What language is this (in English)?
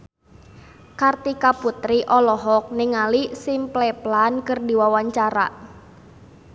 Sundanese